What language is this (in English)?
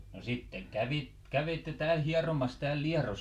Finnish